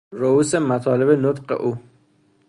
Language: Persian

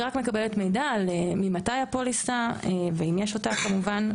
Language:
Hebrew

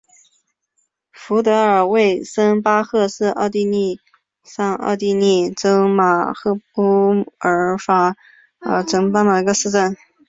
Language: Chinese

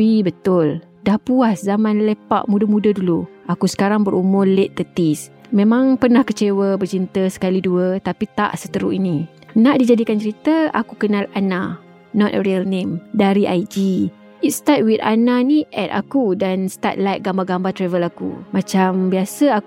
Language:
Malay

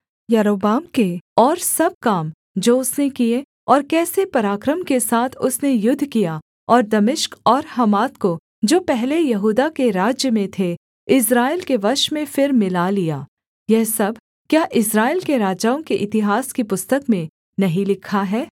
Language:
Hindi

